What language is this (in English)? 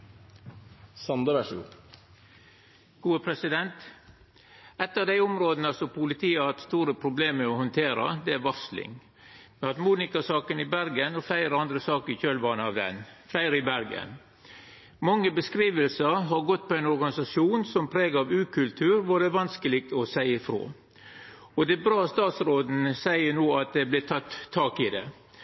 Norwegian Nynorsk